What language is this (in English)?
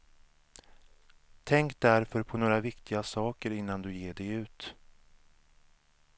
Swedish